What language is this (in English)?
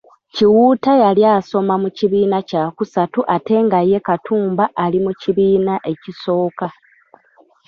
Ganda